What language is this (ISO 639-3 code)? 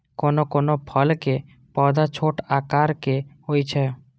mai